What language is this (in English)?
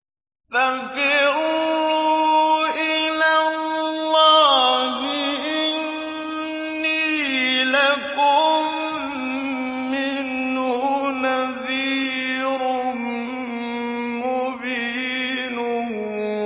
Arabic